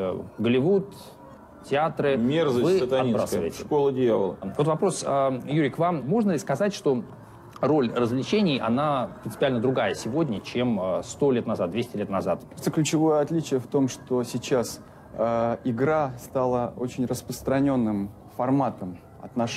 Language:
Russian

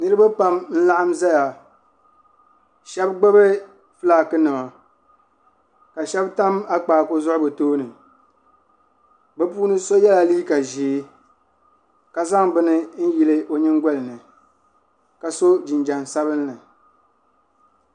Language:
Dagbani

